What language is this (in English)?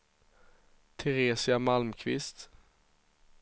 Swedish